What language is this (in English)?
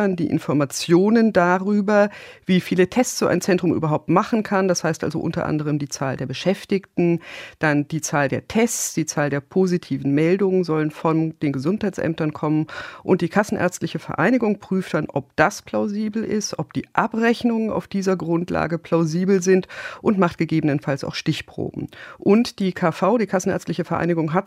German